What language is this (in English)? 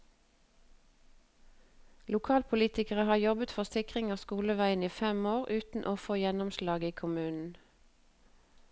Norwegian